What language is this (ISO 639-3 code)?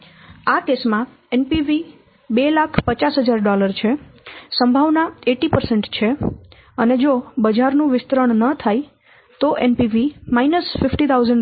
guj